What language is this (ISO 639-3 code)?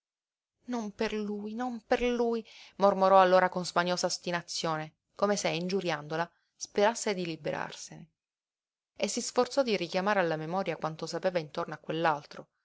ita